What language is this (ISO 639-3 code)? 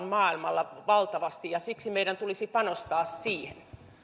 fin